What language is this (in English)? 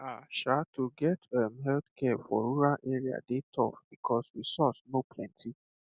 Nigerian Pidgin